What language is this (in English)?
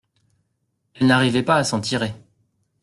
French